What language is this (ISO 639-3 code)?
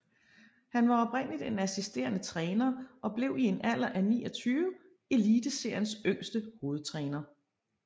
dan